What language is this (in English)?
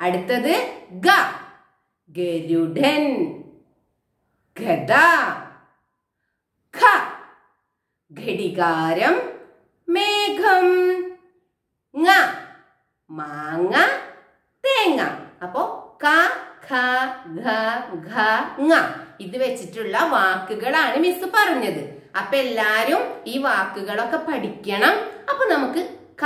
Hindi